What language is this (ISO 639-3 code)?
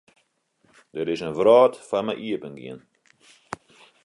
fry